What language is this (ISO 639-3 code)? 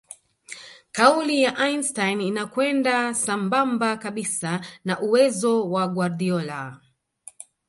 swa